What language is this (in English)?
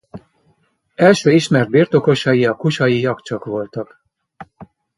Hungarian